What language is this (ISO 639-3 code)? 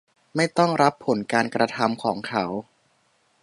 tha